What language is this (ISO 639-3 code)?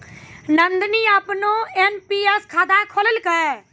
mai